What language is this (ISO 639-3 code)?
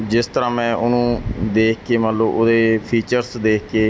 pan